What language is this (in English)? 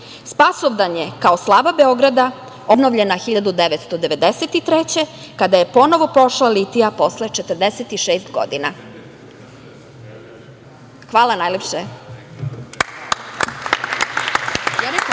Serbian